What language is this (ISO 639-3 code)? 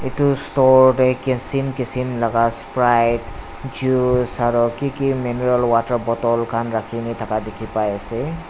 nag